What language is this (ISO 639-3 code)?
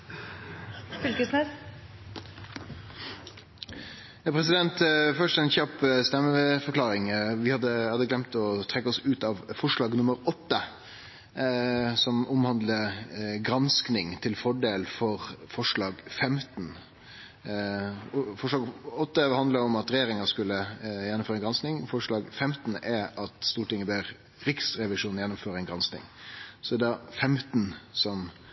nor